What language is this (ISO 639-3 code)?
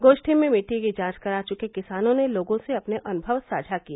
hin